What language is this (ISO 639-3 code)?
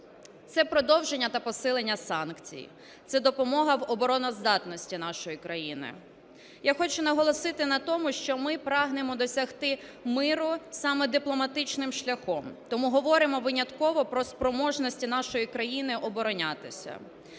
ukr